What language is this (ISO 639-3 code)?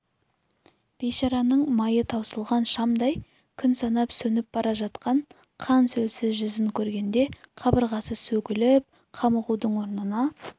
kaz